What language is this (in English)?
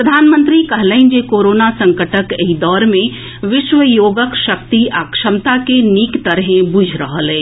Maithili